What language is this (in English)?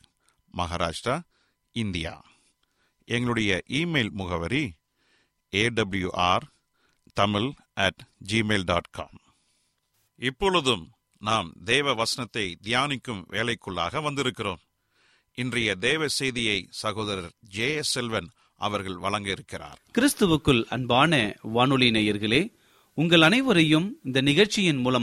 Tamil